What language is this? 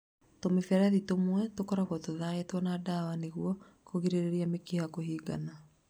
Kikuyu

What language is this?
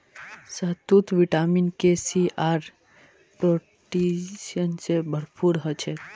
Magahi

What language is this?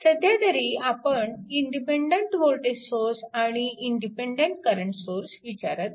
Marathi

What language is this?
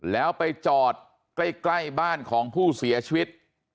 Thai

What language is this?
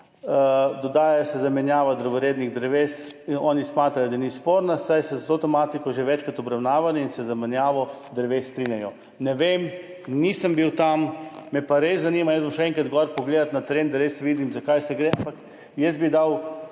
Slovenian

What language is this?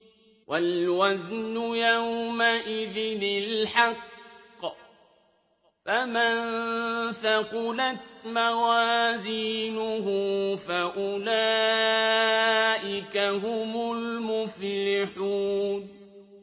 Arabic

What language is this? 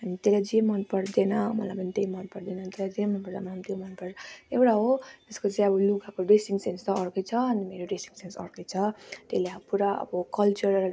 Nepali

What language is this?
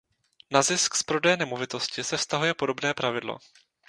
Czech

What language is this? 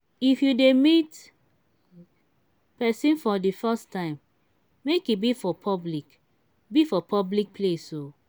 Nigerian Pidgin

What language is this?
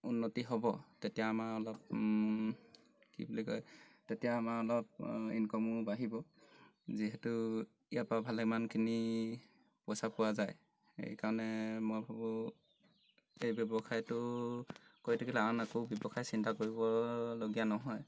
Assamese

